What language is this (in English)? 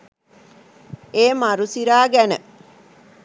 Sinhala